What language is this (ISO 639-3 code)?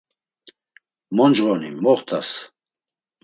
lzz